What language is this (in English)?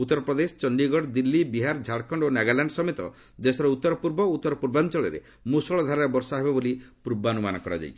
Odia